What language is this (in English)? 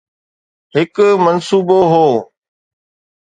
Sindhi